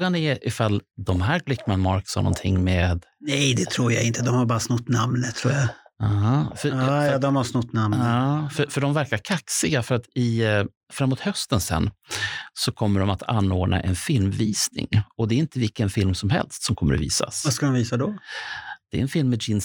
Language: Swedish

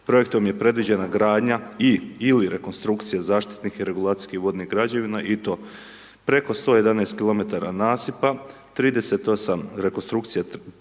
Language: Croatian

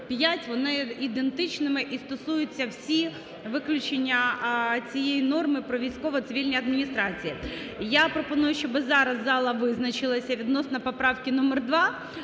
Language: Ukrainian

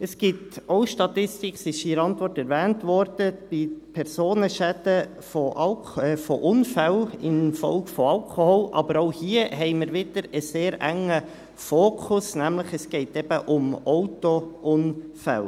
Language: Swiss German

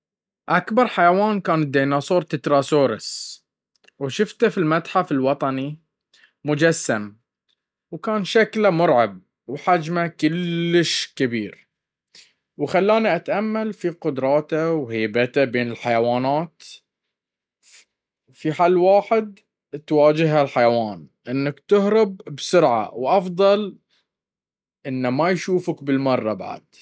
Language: Baharna Arabic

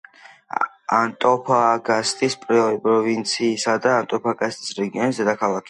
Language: Georgian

